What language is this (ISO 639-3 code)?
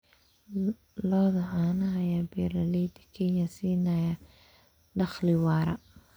som